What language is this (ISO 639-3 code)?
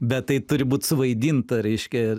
lit